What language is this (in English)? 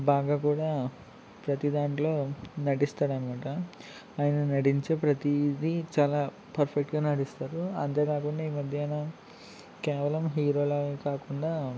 Telugu